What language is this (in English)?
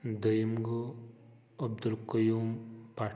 Kashmiri